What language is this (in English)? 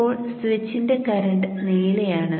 Malayalam